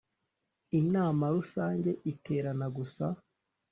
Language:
Kinyarwanda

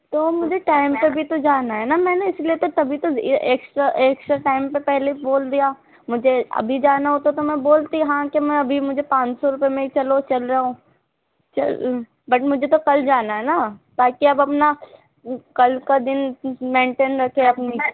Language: Urdu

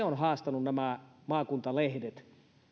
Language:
Finnish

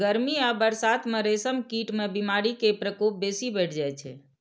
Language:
Maithili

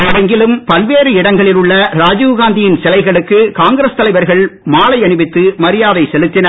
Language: Tamil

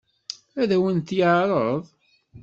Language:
Kabyle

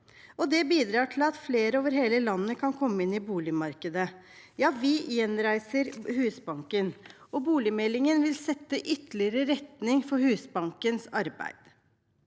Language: Norwegian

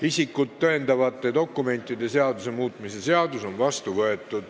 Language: Estonian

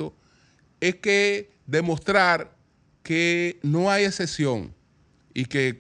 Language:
Spanish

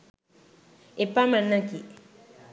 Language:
Sinhala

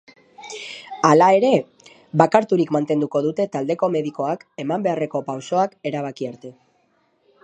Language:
Basque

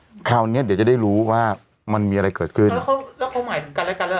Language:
Thai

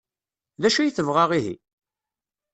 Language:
Kabyle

